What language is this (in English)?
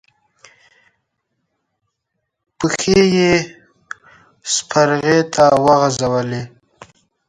Pashto